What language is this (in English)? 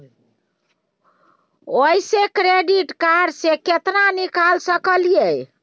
Maithili